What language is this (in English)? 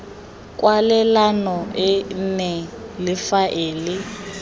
Tswana